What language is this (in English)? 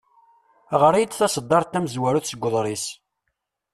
Kabyle